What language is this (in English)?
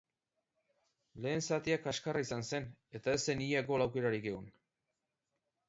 Basque